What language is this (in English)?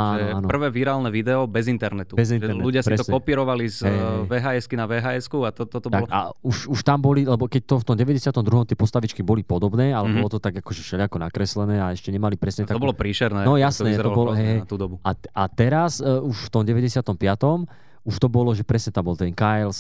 Slovak